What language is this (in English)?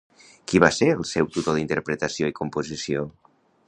Catalan